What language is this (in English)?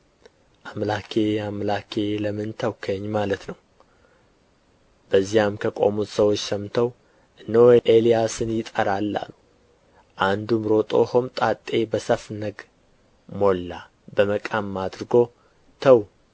Amharic